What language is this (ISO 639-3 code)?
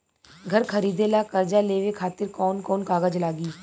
bho